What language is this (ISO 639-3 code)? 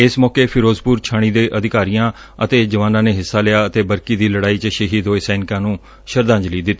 pan